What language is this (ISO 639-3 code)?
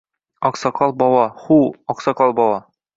uzb